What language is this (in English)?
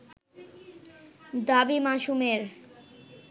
Bangla